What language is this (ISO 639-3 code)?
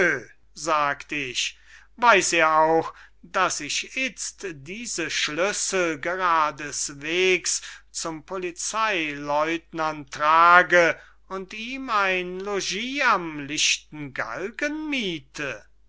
deu